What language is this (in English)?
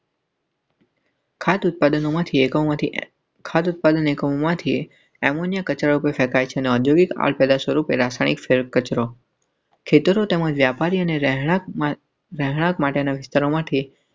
Gujarati